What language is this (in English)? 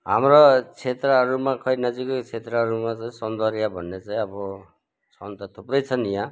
Nepali